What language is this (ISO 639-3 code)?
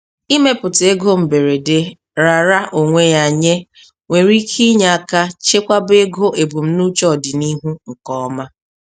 ibo